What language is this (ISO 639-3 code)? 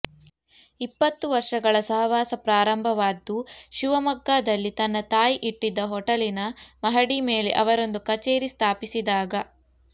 kan